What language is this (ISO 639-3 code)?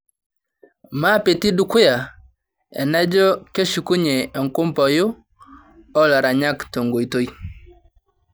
mas